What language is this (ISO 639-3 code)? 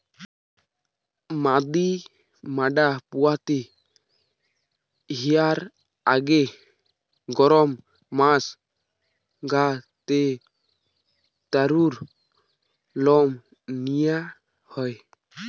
ben